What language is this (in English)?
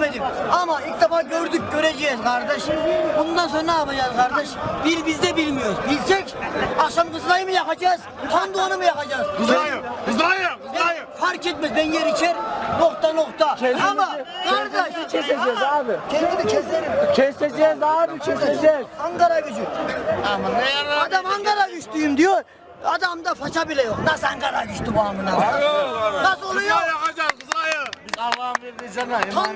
Turkish